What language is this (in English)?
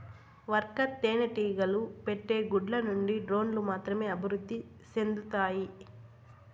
Telugu